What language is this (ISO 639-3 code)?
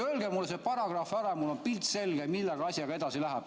est